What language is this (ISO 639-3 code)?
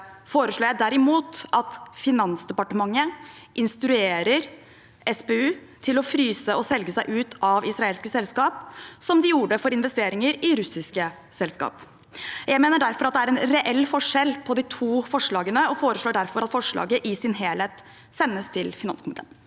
nor